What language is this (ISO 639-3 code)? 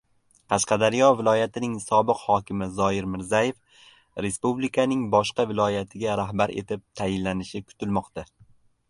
uzb